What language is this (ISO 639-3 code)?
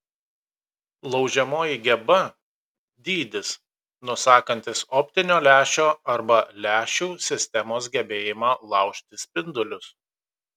lit